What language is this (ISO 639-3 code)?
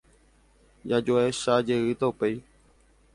grn